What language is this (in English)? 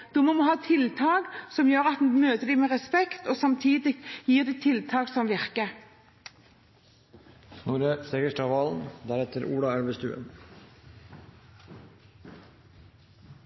Norwegian Bokmål